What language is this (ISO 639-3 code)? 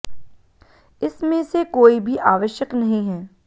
hin